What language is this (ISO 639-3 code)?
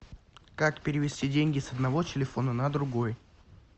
rus